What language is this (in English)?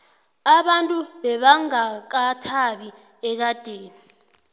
South Ndebele